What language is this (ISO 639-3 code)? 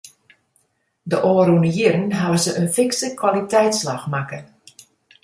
fry